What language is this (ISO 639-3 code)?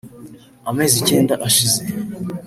kin